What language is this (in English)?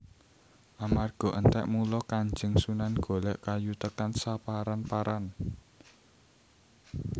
Javanese